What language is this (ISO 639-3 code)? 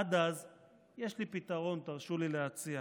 heb